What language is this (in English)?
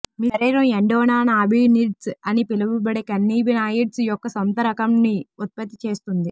Telugu